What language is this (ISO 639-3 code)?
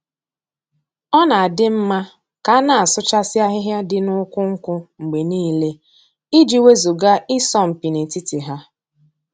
ibo